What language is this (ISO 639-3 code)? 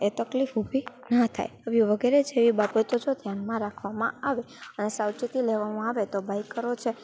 guj